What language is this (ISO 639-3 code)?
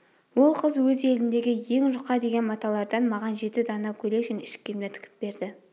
kaz